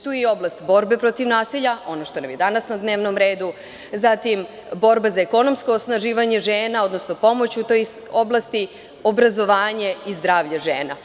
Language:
Serbian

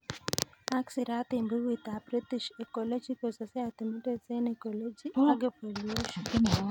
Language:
Kalenjin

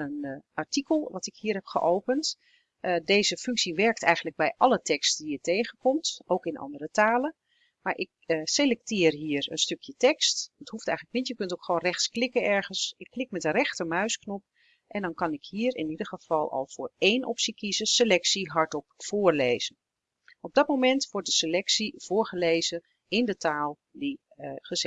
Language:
Dutch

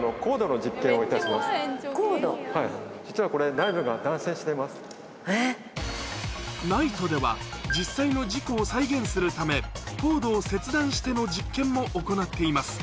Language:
Japanese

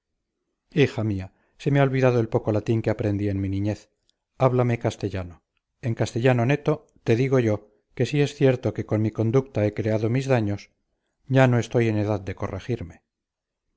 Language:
Spanish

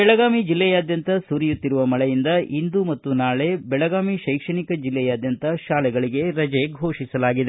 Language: Kannada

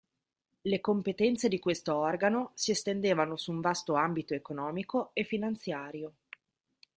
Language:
Italian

